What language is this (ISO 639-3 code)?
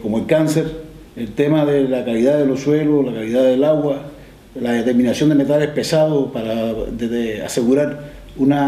spa